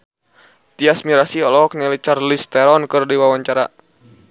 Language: Sundanese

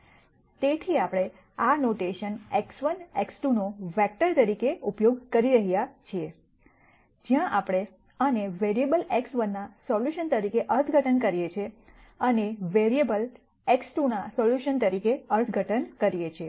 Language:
Gujarati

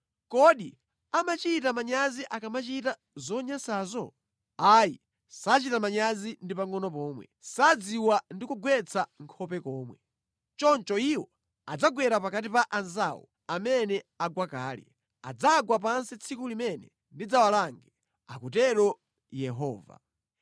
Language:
Nyanja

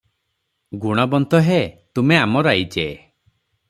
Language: Odia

